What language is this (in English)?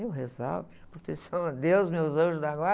Portuguese